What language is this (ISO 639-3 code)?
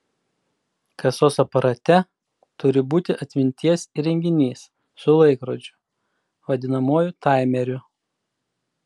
lit